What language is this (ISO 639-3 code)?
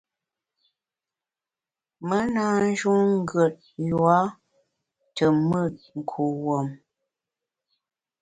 bax